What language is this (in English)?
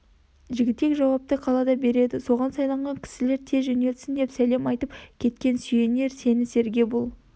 Kazakh